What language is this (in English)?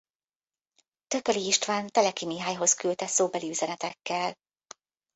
Hungarian